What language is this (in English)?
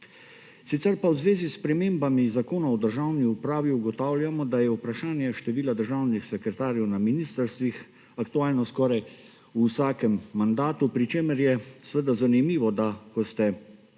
Slovenian